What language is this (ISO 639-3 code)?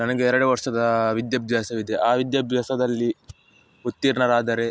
kan